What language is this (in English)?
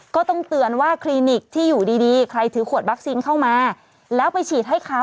Thai